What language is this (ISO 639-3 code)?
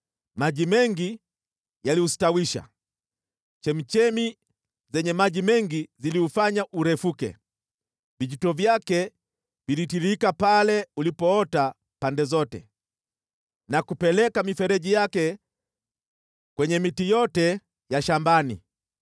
swa